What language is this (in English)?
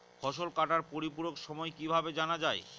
Bangla